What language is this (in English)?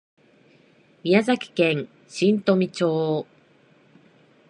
Japanese